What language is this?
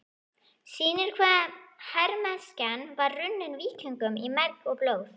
Icelandic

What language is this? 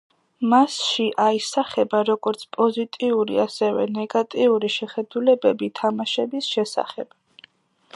Georgian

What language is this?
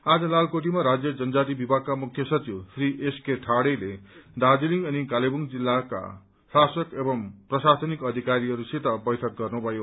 Nepali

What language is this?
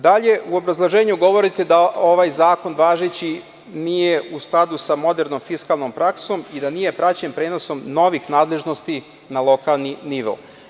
Serbian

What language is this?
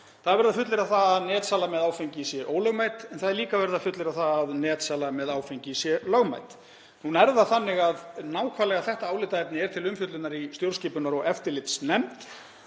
Icelandic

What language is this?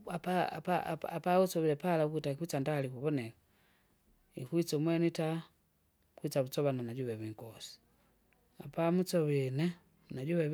Kinga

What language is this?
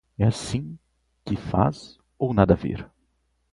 Portuguese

